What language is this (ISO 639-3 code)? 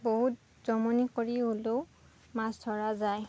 asm